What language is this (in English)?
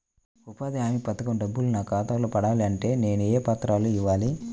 Telugu